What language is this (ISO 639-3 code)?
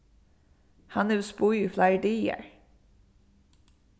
fao